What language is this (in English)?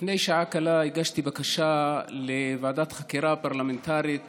Hebrew